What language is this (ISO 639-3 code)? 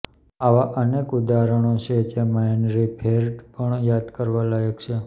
guj